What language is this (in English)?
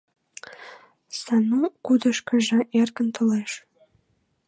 Mari